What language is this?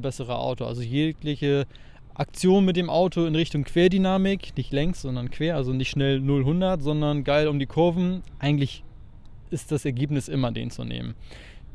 German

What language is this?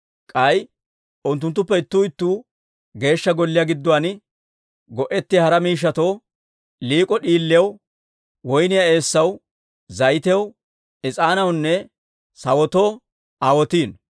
Dawro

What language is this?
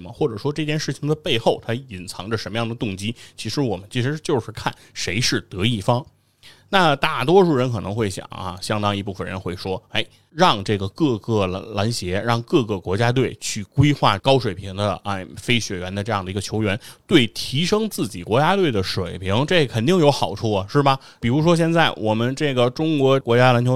Chinese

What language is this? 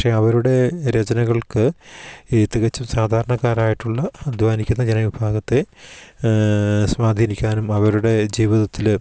Malayalam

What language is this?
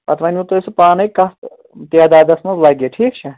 Kashmiri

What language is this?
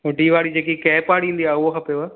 Sindhi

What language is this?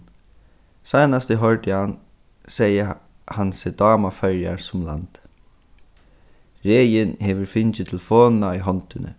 Faroese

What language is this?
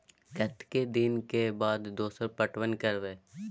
Maithili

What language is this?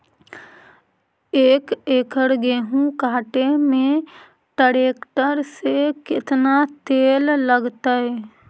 Magahi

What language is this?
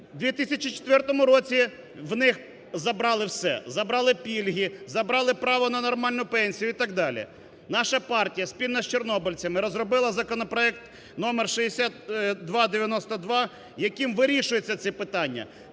Ukrainian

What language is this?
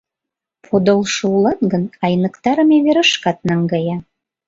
Mari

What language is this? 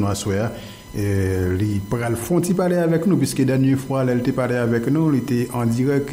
French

